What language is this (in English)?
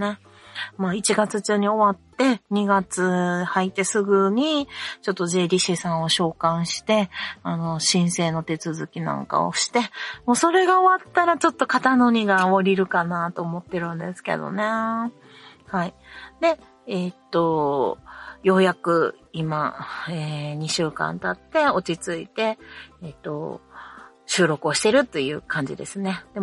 Japanese